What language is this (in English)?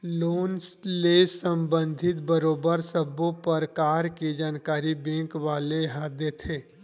Chhattisgarhi